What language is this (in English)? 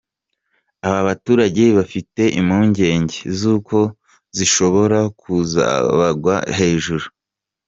Kinyarwanda